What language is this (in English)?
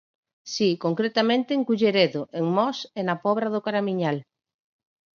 Galician